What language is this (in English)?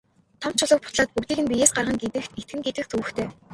Mongolian